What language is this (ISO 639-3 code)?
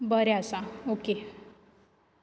kok